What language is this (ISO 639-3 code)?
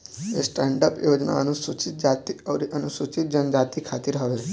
bho